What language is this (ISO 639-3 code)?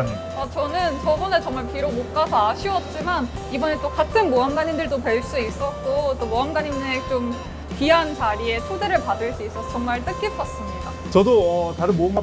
kor